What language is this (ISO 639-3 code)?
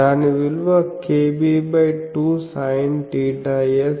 tel